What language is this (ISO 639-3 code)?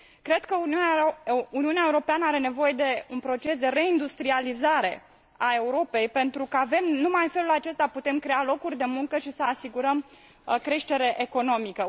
ron